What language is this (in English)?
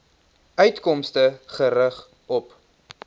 Afrikaans